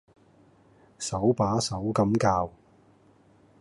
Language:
Cantonese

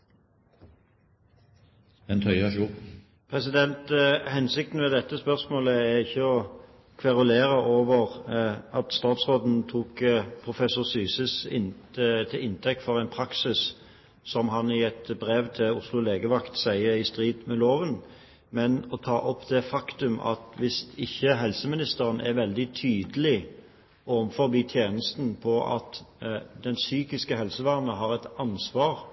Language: Norwegian Bokmål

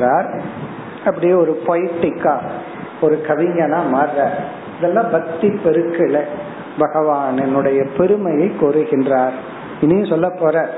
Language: Tamil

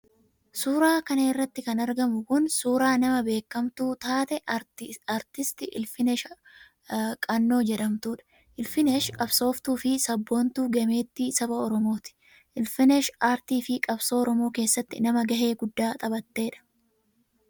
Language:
Oromo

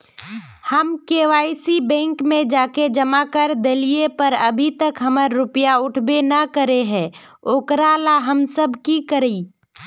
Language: Magahi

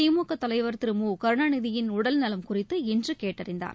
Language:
Tamil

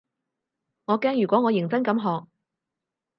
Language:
Cantonese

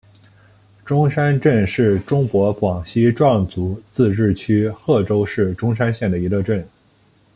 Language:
Chinese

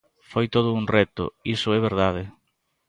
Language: Galician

